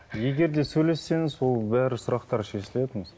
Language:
Kazakh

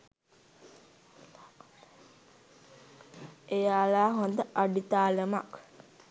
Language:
Sinhala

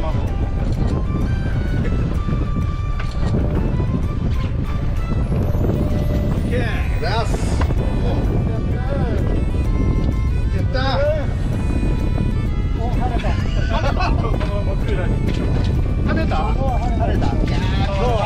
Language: Japanese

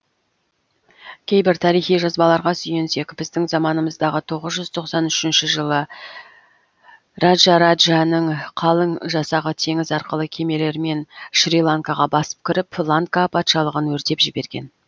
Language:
Kazakh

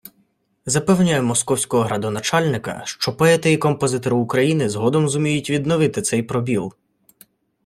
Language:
Ukrainian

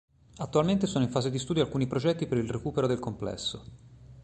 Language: Italian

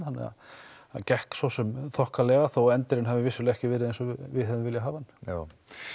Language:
Icelandic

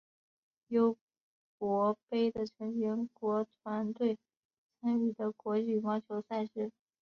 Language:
Chinese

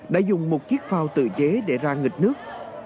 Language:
Vietnamese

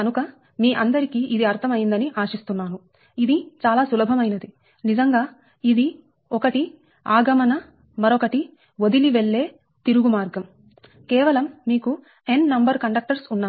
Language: Telugu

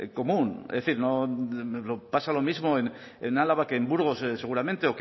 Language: Spanish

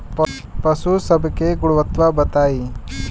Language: Bhojpuri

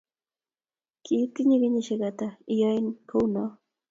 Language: Kalenjin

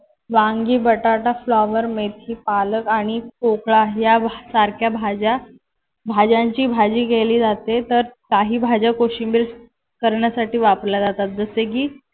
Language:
Marathi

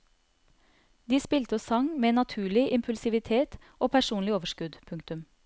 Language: Norwegian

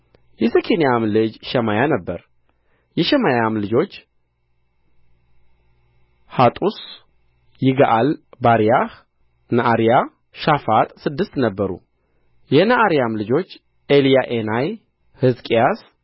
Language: Amharic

